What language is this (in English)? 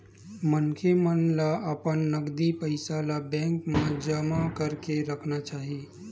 Chhattisgarhi